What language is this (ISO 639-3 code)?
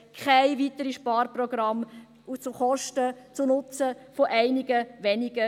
gsw